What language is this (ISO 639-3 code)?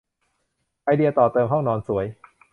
tha